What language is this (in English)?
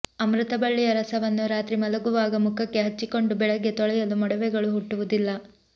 Kannada